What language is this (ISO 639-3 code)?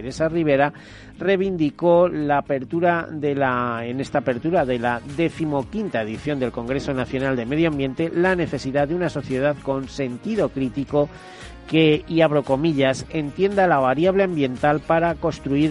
spa